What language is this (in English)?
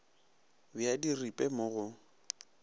Northern Sotho